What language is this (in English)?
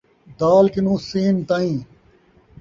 Saraiki